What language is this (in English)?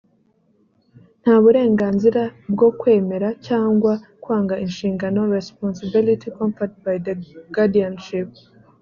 Kinyarwanda